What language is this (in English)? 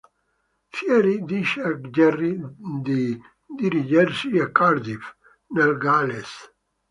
Italian